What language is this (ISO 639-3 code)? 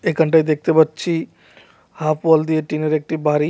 ben